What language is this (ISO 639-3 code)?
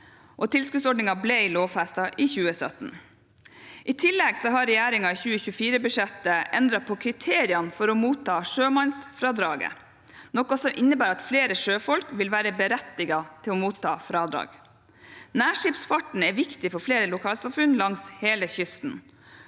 nor